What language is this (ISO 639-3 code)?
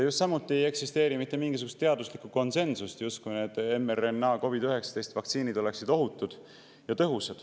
est